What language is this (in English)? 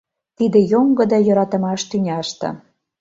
Mari